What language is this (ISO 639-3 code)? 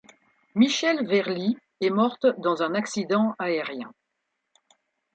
fra